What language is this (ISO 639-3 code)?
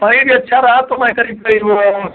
hin